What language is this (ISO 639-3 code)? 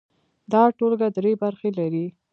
pus